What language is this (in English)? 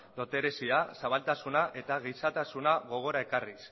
Basque